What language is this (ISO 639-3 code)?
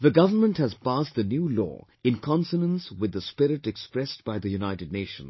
eng